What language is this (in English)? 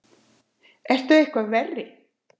Icelandic